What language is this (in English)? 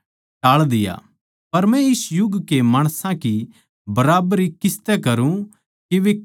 Haryanvi